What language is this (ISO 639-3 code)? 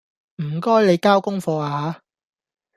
yue